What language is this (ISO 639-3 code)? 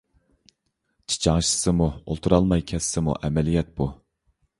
uig